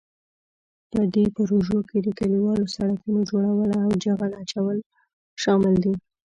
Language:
Pashto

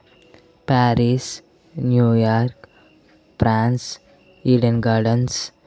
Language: Telugu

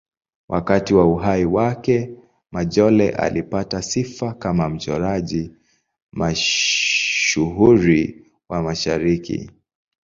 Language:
Swahili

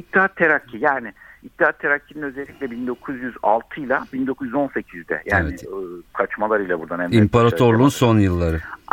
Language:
Turkish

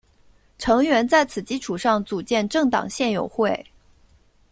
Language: Chinese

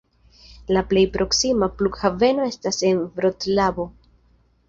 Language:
Esperanto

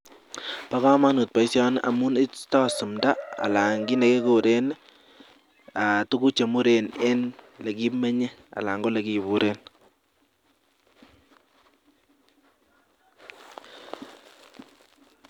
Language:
Kalenjin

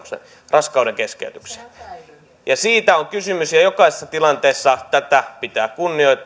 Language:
Finnish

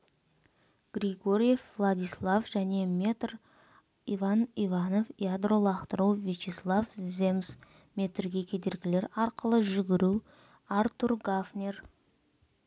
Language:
Kazakh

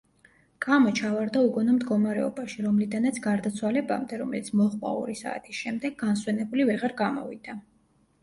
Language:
Georgian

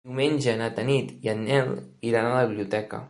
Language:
Catalan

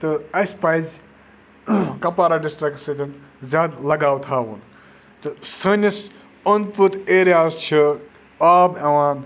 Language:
Kashmiri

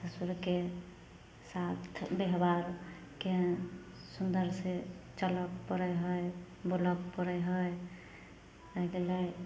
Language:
Maithili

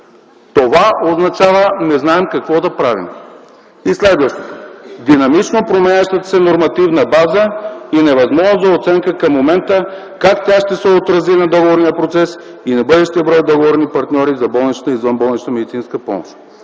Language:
Bulgarian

